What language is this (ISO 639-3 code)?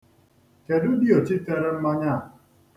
ibo